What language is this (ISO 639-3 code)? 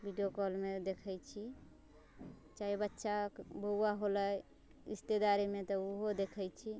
mai